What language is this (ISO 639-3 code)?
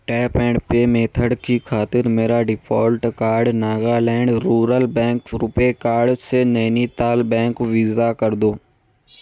urd